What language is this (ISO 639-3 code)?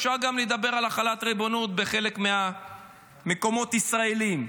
heb